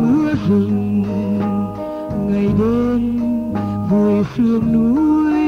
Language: Vietnamese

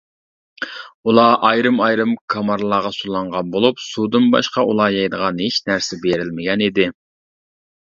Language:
Uyghur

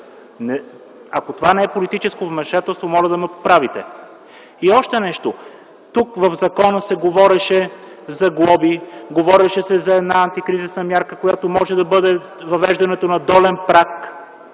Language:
Bulgarian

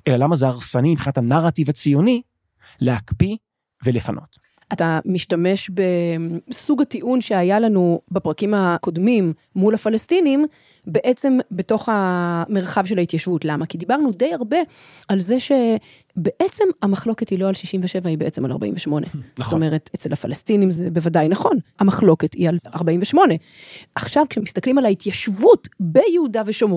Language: Hebrew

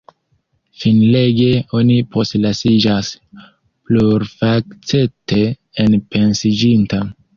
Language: Esperanto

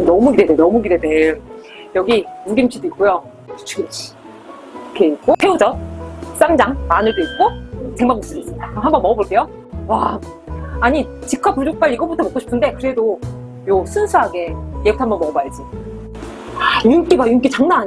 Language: Korean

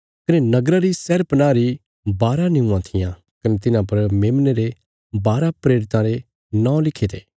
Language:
Bilaspuri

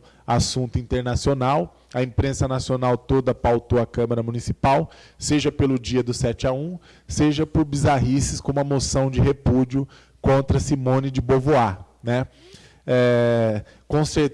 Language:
Portuguese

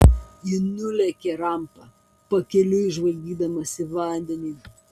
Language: Lithuanian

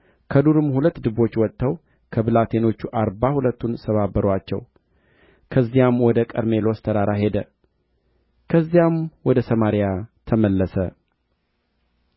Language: Amharic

